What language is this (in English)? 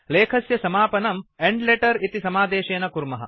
Sanskrit